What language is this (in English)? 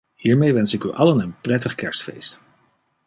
Dutch